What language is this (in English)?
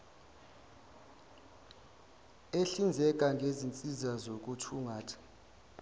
Zulu